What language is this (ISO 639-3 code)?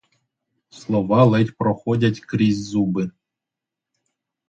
ukr